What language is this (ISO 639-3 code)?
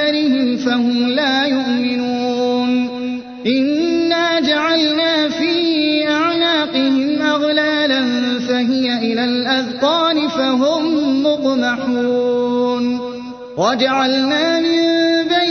ara